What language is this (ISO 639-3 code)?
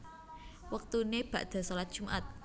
jav